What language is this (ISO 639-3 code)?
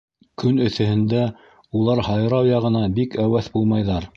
bak